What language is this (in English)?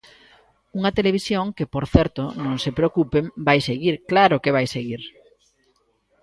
Galician